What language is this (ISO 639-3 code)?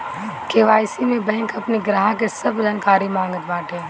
bho